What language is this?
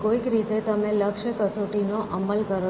Gujarati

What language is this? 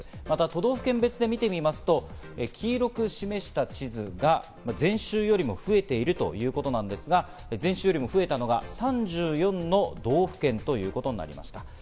Japanese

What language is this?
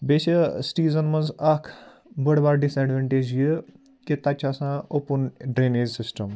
Kashmiri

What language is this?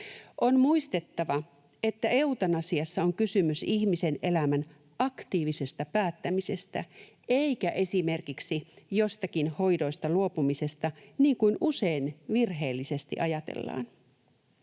Finnish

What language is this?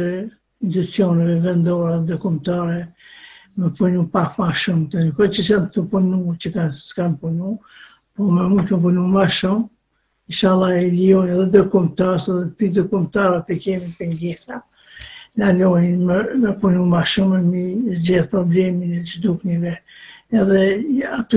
Romanian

